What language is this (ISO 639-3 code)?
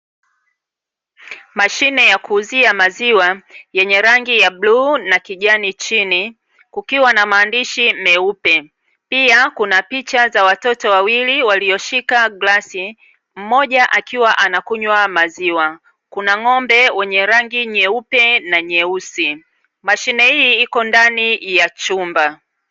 swa